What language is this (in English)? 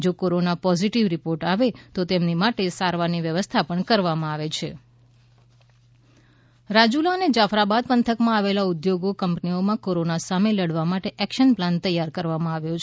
Gujarati